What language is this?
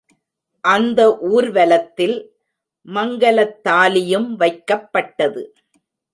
Tamil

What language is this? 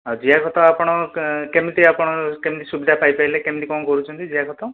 Odia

